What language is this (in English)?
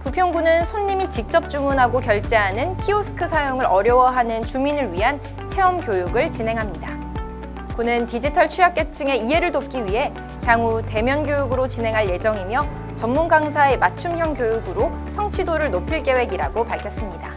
Korean